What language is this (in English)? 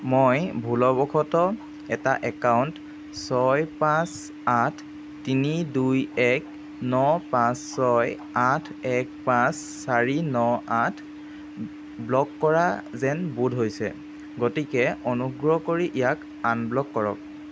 Assamese